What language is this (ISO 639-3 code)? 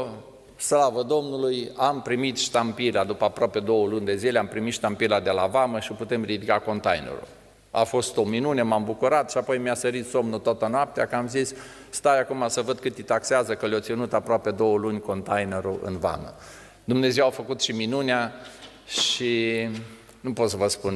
ron